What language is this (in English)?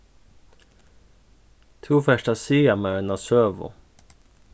Faroese